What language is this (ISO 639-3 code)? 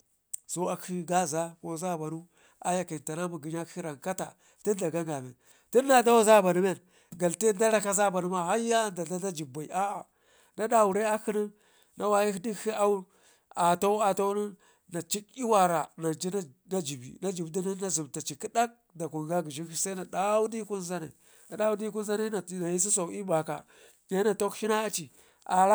ngi